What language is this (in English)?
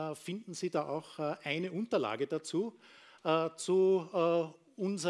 German